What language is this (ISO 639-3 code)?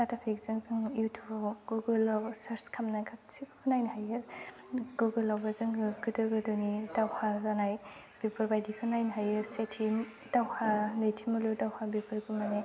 brx